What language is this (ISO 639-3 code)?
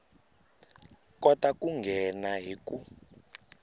tso